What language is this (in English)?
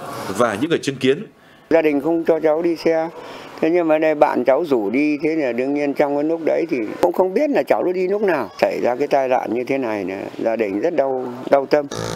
Vietnamese